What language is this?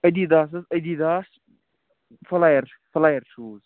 Kashmiri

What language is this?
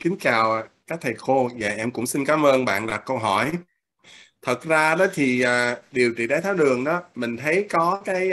Vietnamese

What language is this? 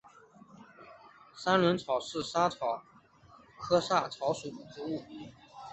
Chinese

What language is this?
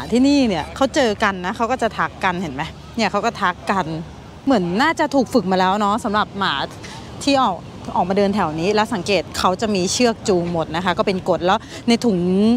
Thai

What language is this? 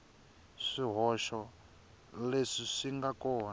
Tsonga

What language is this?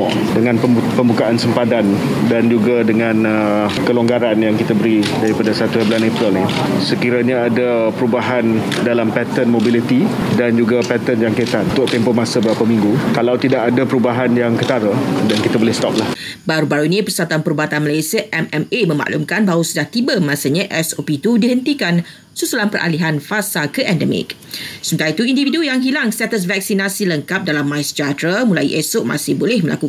Malay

